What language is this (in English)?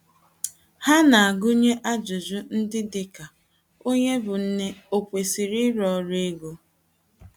Igbo